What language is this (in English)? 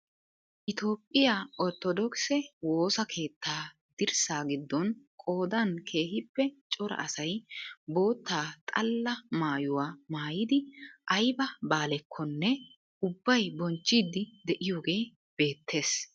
Wolaytta